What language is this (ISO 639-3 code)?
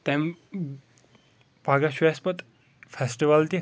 kas